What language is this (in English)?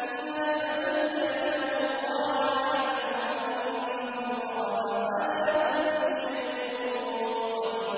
Arabic